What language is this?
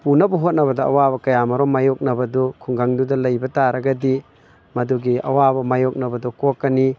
Manipuri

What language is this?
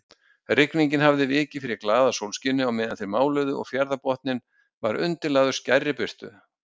Icelandic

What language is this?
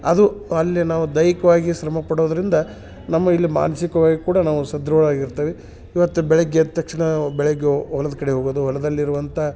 Kannada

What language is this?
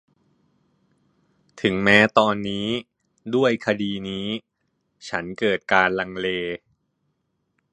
Thai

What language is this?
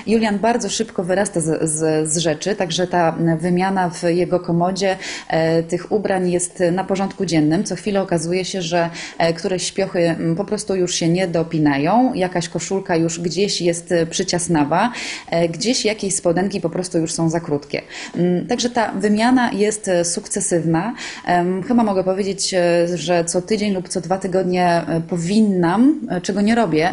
Polish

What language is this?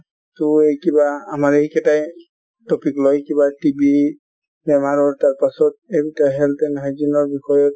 Assamese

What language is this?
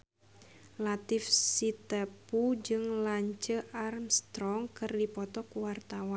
Sundanese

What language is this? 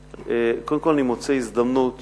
Hebrew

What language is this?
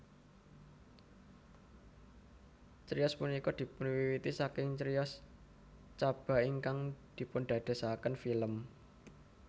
Javanese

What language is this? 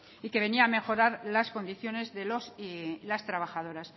Spanish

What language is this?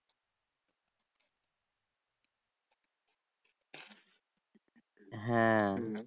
Bangla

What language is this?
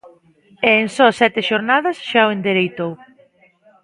Galician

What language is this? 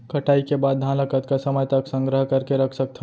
Chhattisgarhi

